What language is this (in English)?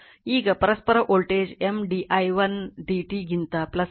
Kannada